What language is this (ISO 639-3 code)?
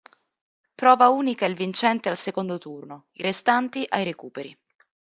ita